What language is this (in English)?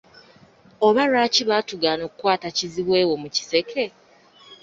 Ganda